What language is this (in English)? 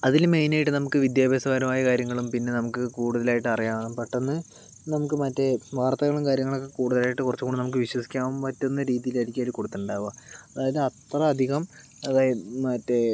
Malayalam